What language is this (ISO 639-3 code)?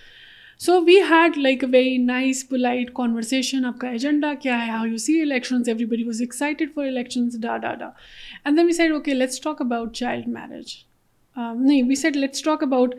urd